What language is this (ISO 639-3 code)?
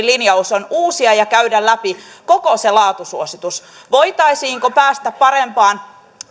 fin